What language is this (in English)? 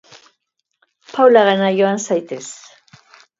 Basque